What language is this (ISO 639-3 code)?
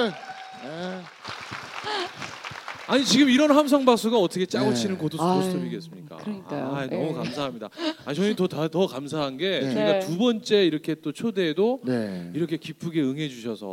kor